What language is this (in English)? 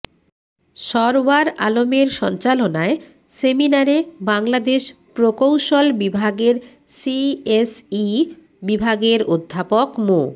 Bangla